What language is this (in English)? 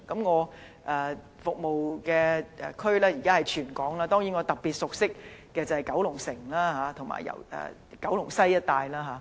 Cantonese